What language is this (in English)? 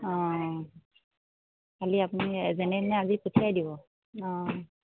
Assamese